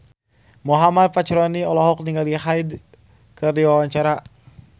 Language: Sundanese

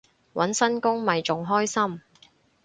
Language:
Cantonese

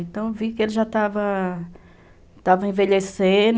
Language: Portuguese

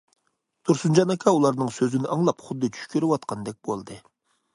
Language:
Uyghur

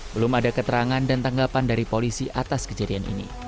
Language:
Indonesian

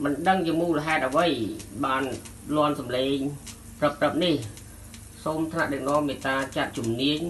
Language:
Thai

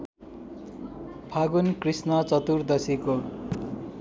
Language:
Nepali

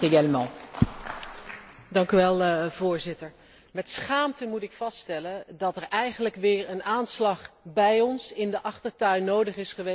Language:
Dutch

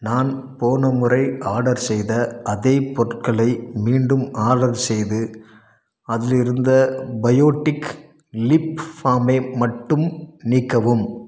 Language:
Tamil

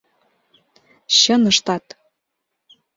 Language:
Mari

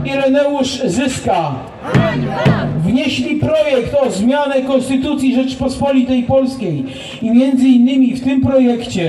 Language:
Polish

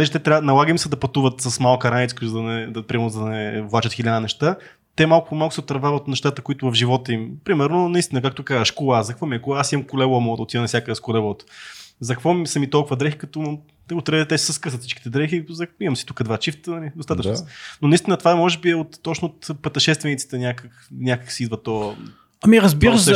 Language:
Bulgarian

